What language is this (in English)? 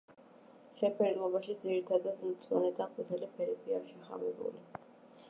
Georgian